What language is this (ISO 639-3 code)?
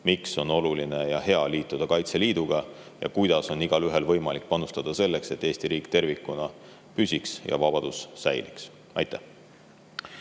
est